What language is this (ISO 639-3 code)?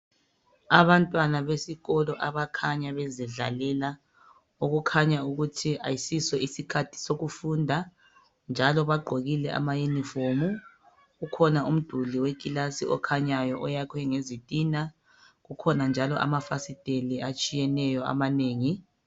nde